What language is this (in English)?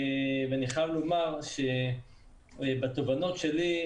Hebrew